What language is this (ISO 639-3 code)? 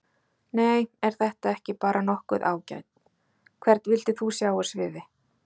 isl